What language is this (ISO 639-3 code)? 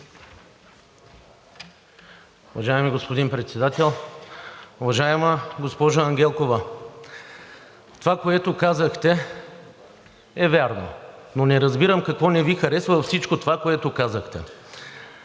bul